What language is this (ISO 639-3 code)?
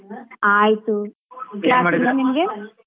kan